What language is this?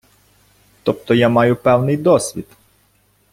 Ukrainian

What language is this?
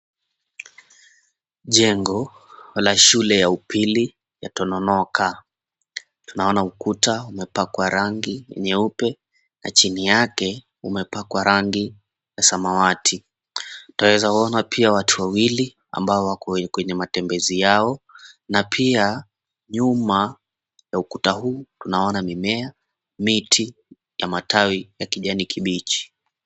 Swahili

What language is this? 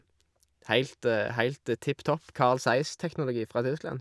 Norwegian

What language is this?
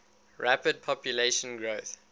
English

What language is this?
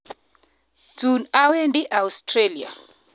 Kalenjin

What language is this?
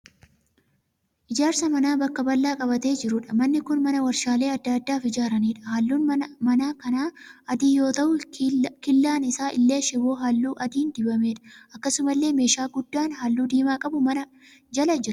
Oromo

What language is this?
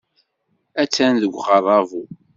Kabyle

